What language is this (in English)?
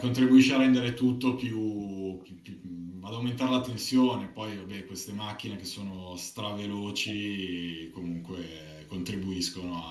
Italian